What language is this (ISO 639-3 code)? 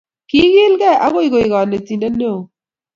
kln